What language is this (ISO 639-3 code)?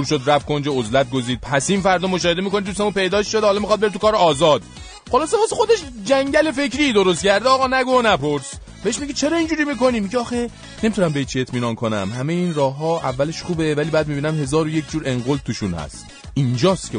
fas